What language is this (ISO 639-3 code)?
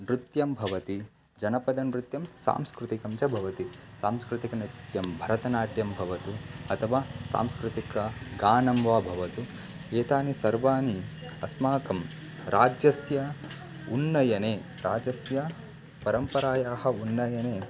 san